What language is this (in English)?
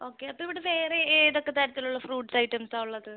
Malayalam